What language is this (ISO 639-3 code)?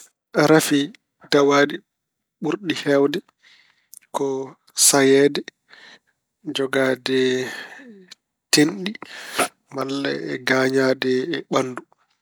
ful